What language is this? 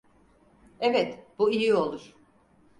Turkish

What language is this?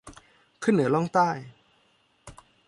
Thai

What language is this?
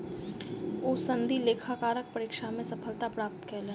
Maithili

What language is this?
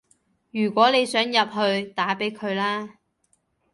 Cantonese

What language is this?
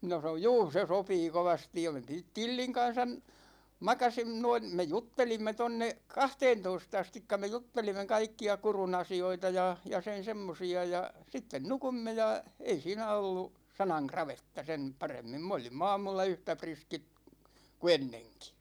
Finnish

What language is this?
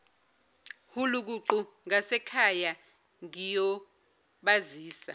Zulu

